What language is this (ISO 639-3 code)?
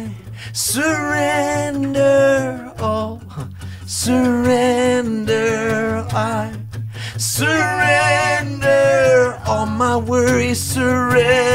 eng